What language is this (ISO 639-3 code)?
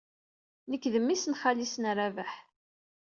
kab